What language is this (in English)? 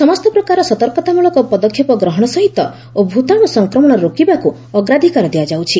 Odia